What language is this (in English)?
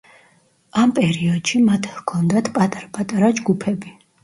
Georgian